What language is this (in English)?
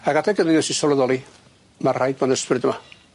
Welsh